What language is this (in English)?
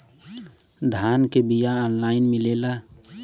Bhojpuri